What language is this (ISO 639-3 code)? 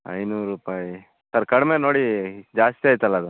kan